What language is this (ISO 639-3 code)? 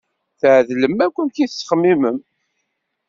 kab